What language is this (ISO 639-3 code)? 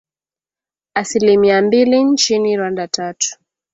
swa